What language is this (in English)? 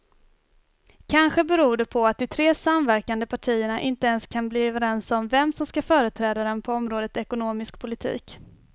Swedish